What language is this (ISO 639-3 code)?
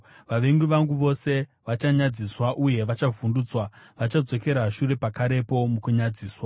sna